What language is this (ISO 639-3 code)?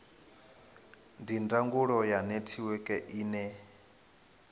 ven